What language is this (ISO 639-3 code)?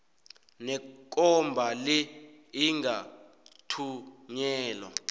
nbl